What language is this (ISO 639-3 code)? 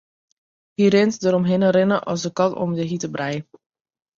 fry